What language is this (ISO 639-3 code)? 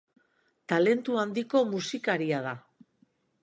eus